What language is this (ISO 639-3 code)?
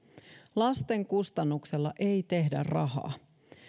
fin